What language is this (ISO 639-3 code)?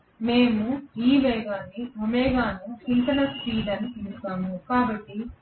tel